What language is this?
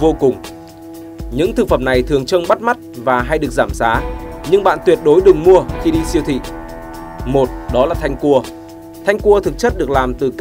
Vietnamese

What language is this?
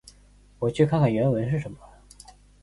Chinese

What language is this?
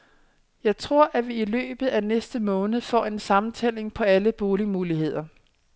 Danish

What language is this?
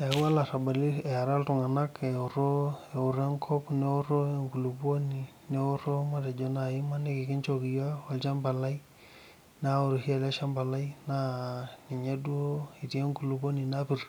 Masai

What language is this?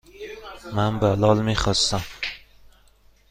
Persian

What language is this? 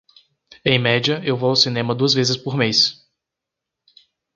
Portuguese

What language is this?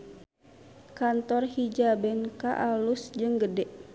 Sundanese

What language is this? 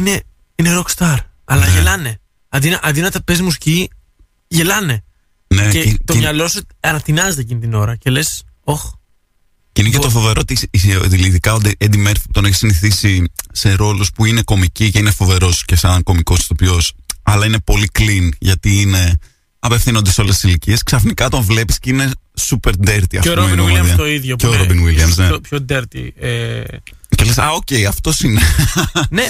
Greek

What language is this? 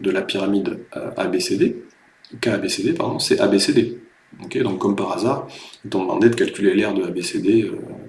French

